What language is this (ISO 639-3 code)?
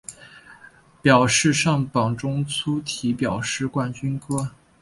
zho